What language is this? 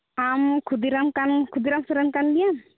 Santali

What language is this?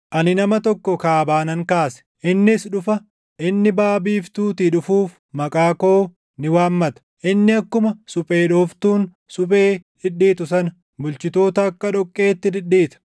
Oromo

